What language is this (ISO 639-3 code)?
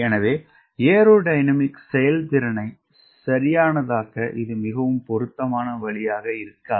tam